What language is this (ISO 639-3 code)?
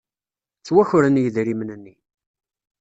kab